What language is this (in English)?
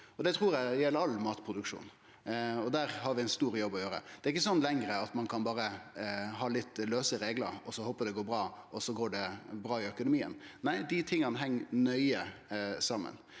Norwegian